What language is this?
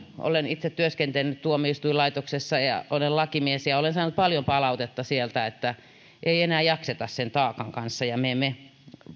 Finnish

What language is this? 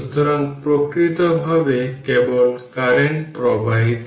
Bangla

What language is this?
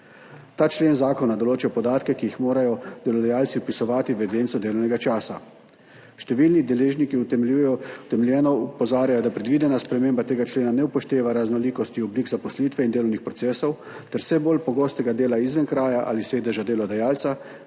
Slovenian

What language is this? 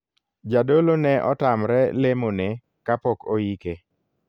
Luo (Kenya and Tanzania)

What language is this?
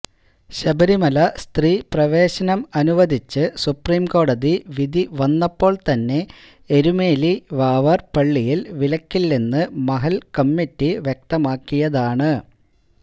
Malayalam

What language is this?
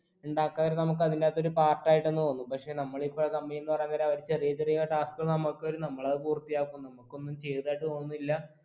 Malayalam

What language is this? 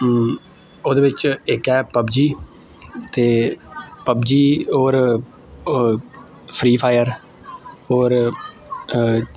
Dogri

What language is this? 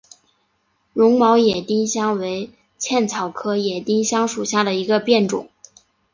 Chinese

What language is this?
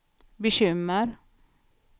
Swedish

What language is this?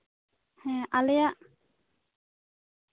Santali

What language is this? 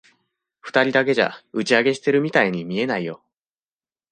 Japanese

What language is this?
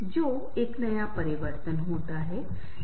Hindi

